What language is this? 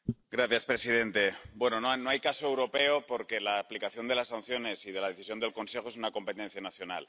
Spanish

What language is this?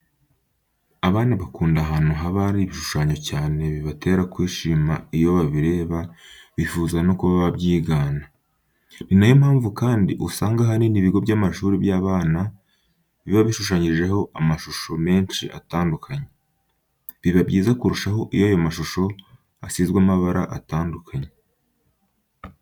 Kinyarwanda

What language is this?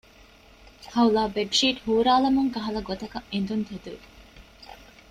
Divehi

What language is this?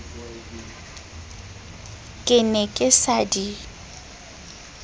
Southern Sotho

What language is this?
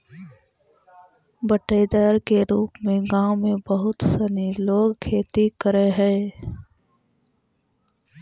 Magahi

